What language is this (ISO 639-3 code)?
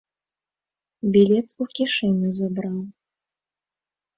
bel